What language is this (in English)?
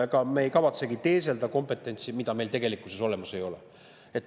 Estonian